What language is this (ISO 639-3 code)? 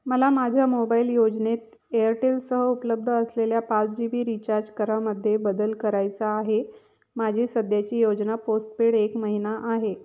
mar